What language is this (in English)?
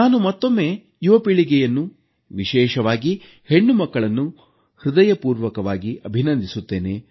Kannada